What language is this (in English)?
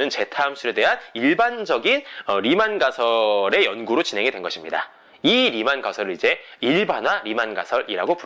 Korean